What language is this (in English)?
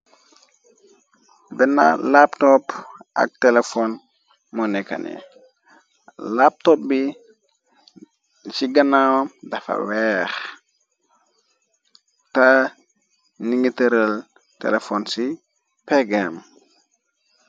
Wolof